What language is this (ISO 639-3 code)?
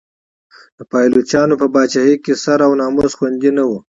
pus